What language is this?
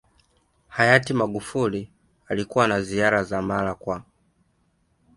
Swahili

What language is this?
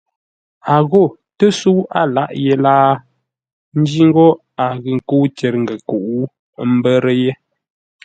Ngombale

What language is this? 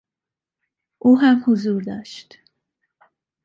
Persian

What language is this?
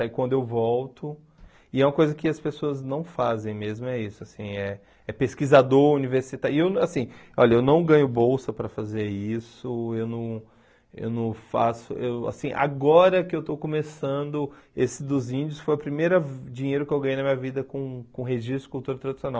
Portuguese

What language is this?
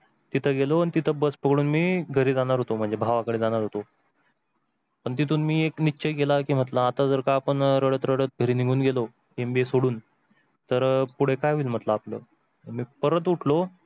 Marathi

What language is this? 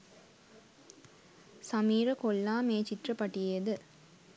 Sinhala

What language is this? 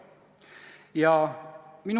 Estonian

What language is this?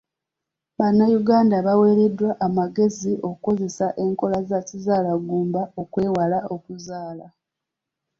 Ganda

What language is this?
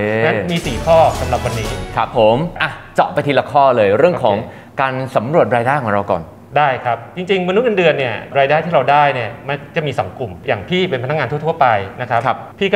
Thai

